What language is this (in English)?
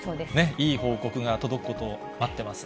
Japanese